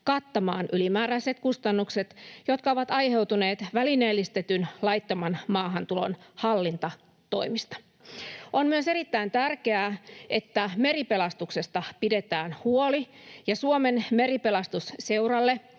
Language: Finnish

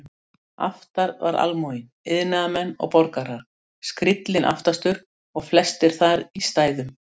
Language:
Icelandic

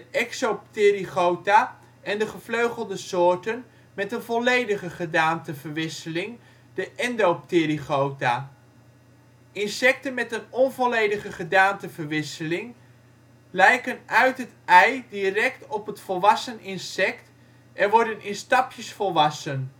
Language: Dutch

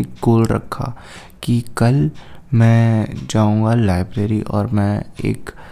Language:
Hindi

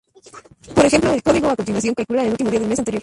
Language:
Spanish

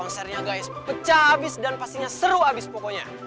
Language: Indonesian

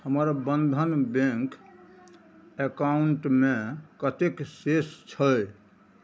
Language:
Maithili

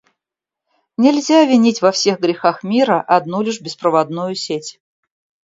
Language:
Russian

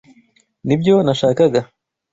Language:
Kinyarwanda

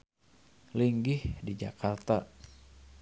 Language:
Sundanese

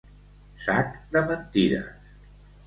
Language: Catalan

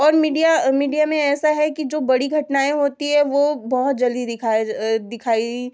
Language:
Hindi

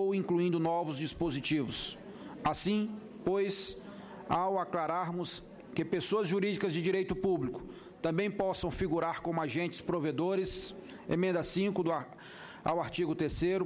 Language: Portuguese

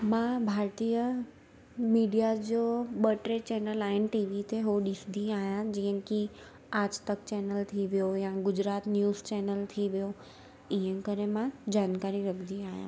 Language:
Sindhi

